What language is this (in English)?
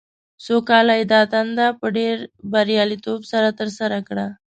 Pashto